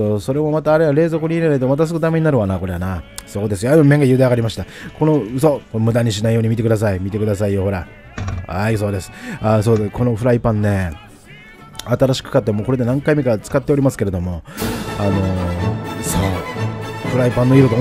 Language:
Japanese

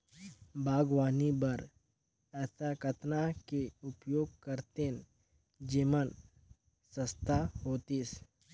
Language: Chhattisgarhi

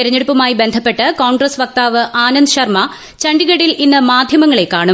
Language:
Malayalam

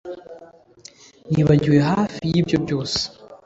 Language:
Kinyarwanda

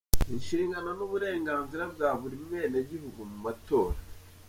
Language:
Kinyarwanda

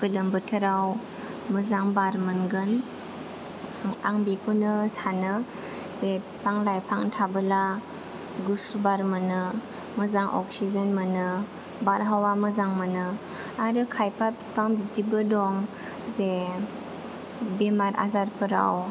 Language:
Bodo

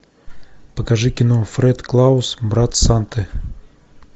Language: Russian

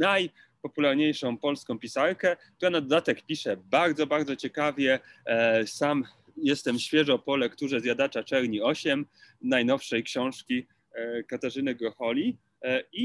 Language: Polish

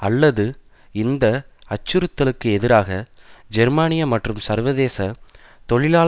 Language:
Tamil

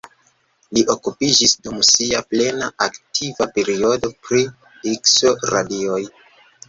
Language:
Esperanto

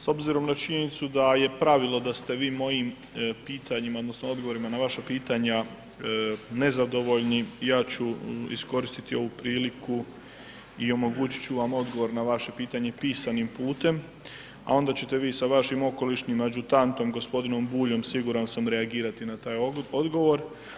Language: Croatian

